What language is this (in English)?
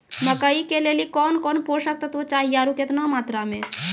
Maithili